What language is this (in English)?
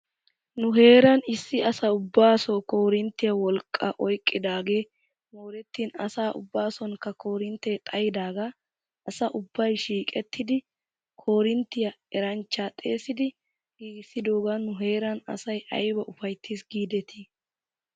Wolaytta